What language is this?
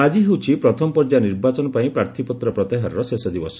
Odia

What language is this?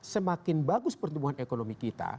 Indonesian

